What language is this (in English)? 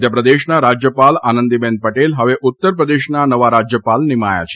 Gujarati